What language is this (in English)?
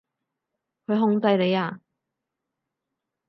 Cantonese